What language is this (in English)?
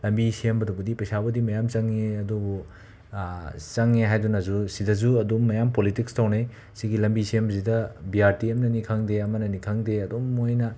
Manipuri